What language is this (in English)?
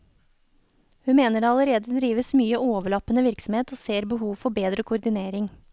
Norwegian